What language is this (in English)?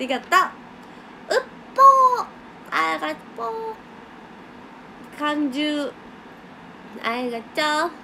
Japanese